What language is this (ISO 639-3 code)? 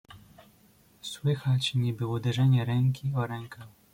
pol